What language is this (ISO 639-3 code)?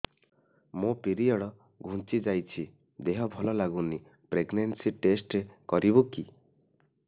ori